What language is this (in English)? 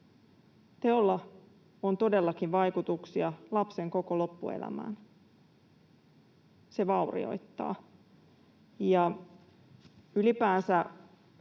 Finnish